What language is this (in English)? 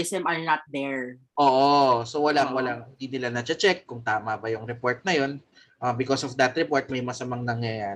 Filipino